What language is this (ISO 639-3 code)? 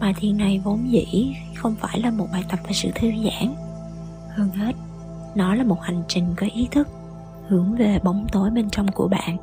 vie